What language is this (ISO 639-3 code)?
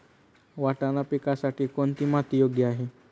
mar